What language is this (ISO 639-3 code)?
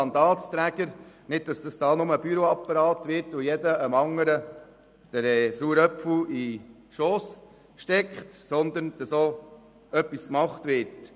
gsw